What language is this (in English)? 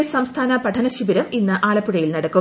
Malayalam